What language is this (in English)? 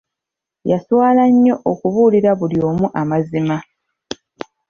Ganda